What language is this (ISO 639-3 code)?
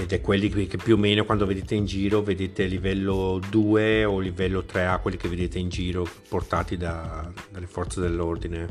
ita